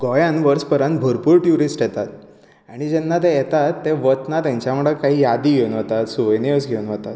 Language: Konkani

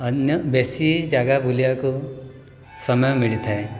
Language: Odia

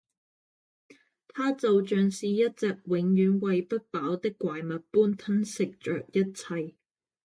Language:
Cantonese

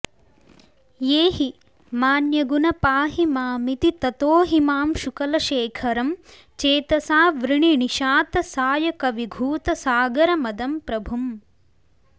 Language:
Sanskrit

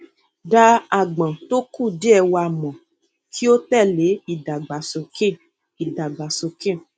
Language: Yoruba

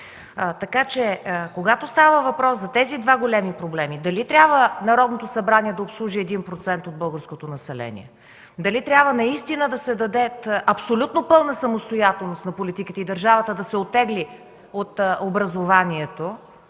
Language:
Bulgarian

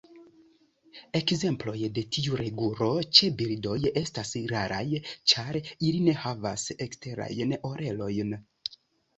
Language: Esperanto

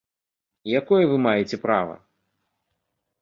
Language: Belarusian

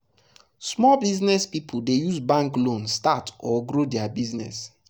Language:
Nigerian Pidgin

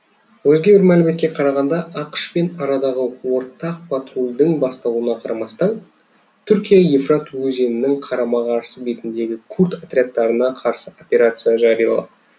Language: Kazakh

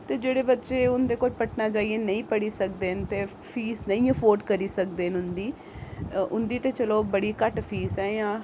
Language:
Dogri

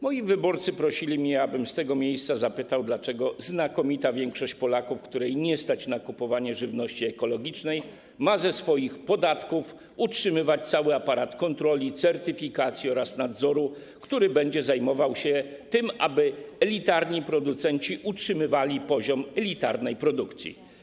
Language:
Polish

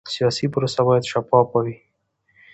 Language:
Pashto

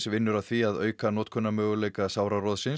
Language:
Icelandic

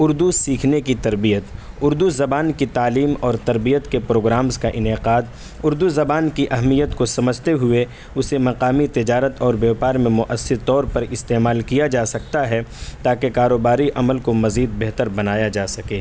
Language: Urdu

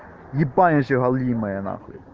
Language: Russian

